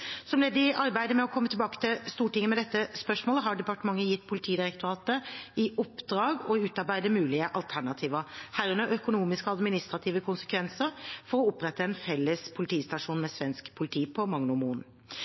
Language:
Norwegian Bokmål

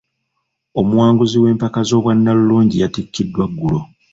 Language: Ganda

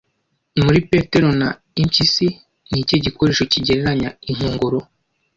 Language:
Kinyarwanda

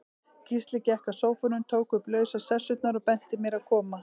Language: Icelandic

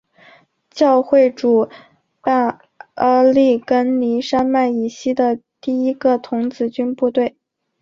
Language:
Chinese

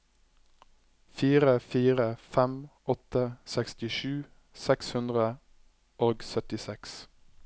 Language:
Norwegian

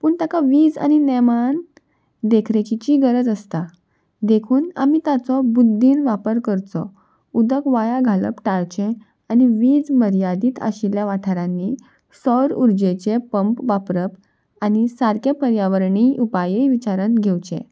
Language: Konkani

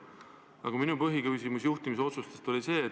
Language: Estonian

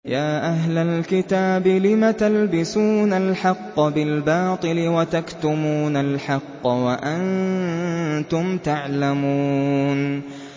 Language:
Arabic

